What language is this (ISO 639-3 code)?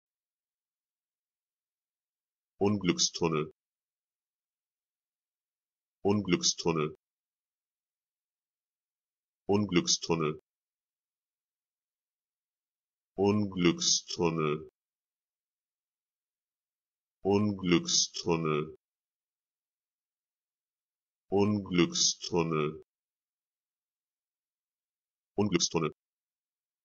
deu